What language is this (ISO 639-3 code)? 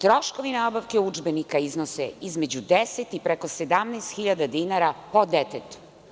srp